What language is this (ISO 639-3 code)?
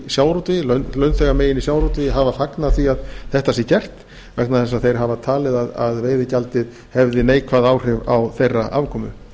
isl